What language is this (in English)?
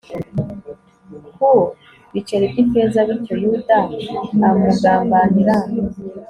Kinyarwanda